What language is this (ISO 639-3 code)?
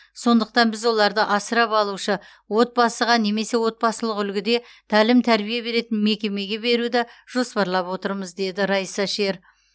kaz